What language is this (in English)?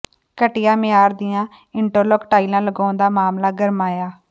Punjabi